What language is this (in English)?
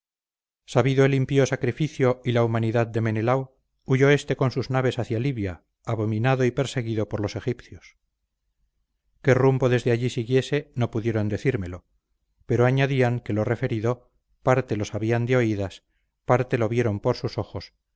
Spanish